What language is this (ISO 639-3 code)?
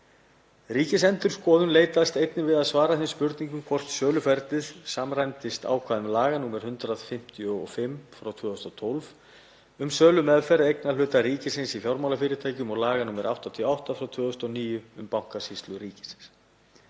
isl